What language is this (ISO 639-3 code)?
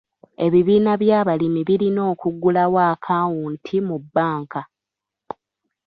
lug